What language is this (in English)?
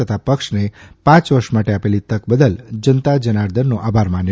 Gujarati